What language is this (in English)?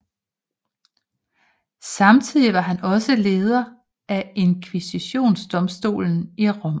Danish